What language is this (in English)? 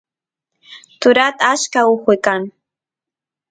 Santiago del Estero Quichua